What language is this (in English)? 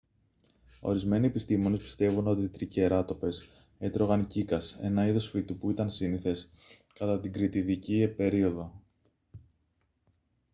Greek